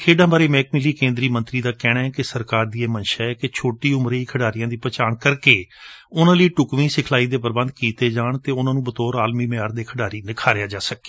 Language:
Punjabi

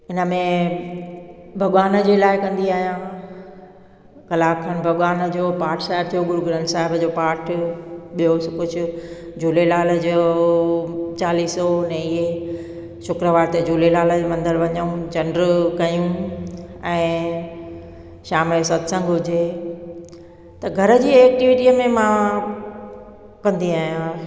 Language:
Sindhi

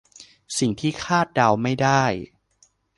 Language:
Thai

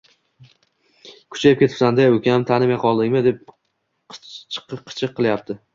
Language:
Uzbek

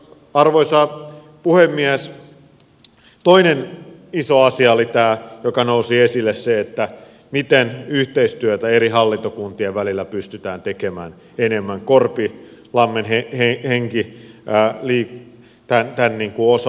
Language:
Finnish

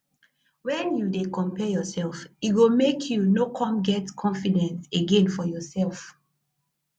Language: Nigerian Pidgin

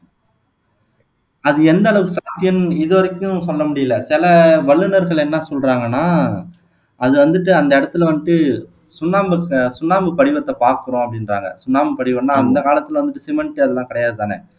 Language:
Tamil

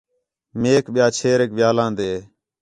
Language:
Khetrani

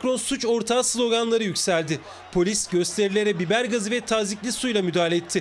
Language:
Turkish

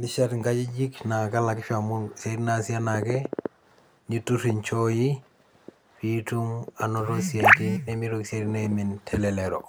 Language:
Masai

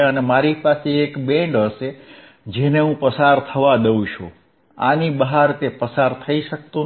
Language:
Gujarati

